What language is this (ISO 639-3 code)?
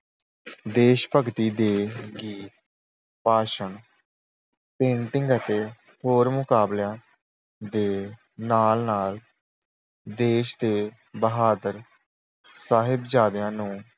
pan